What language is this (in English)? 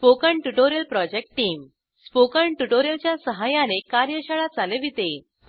Marathi